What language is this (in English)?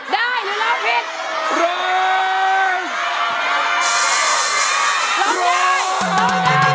Thai